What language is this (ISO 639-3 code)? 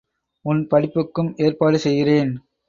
tam